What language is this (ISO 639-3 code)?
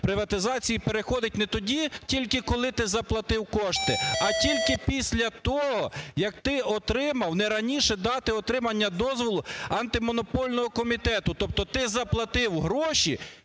ukr